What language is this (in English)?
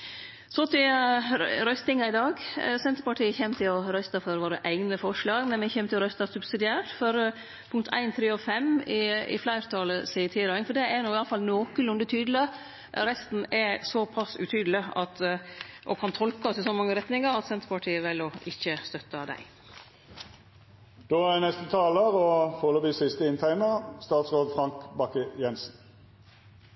Norwegian Nynorsk